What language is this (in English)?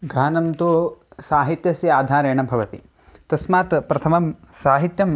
Sanskrit